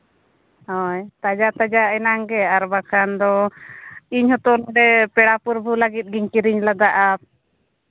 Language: Santali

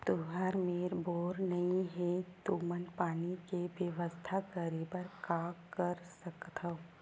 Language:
Chhattisgarhi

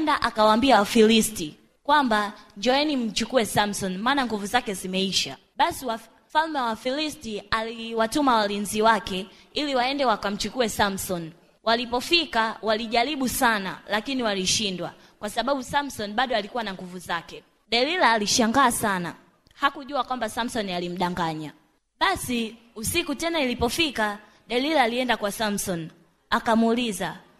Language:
Swahili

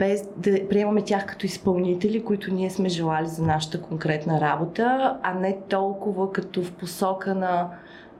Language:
Bulgarian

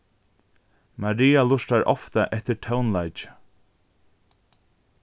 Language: Faroese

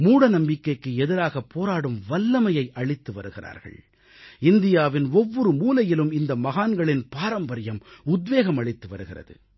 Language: Tamil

